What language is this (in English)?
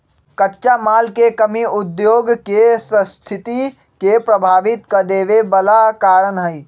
Magahi